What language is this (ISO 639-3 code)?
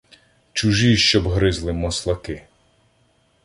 ukr